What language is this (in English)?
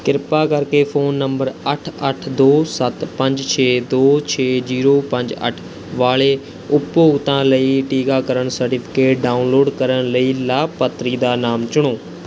Punjabi